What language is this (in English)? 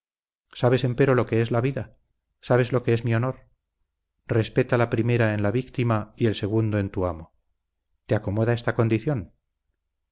Spanish